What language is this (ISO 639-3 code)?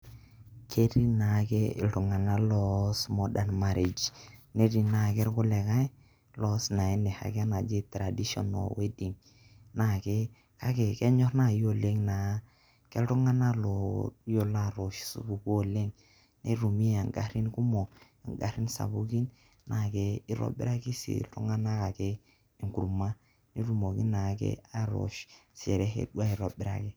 mas